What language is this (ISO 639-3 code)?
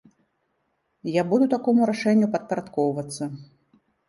bel